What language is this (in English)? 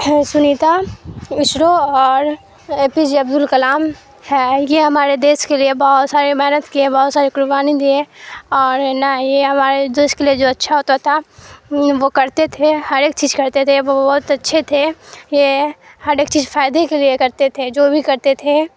Urdu